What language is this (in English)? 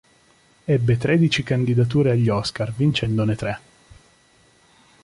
Italian